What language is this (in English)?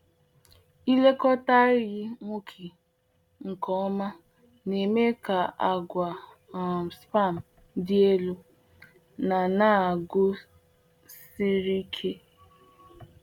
Igbo